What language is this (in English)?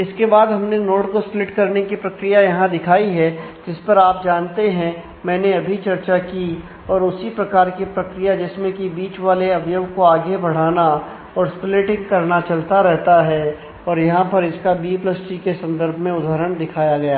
Hindi